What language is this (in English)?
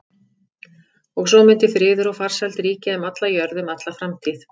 Icelandic